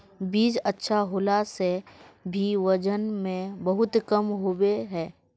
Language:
Magahi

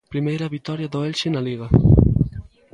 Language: Galician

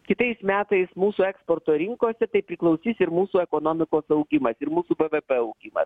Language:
Lithuanian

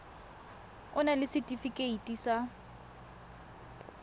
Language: Tswana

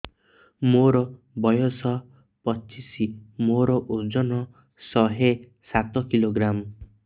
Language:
Odia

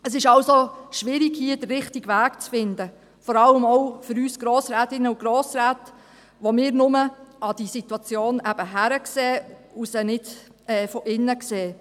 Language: Swiss German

